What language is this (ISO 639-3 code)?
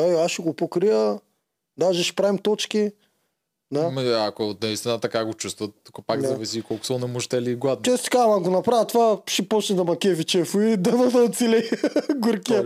bul